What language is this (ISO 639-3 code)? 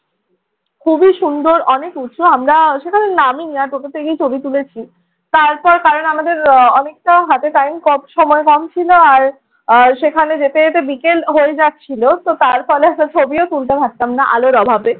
ben